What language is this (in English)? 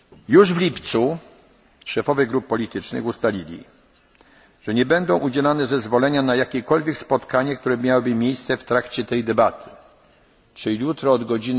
Polish